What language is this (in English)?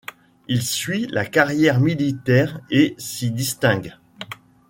French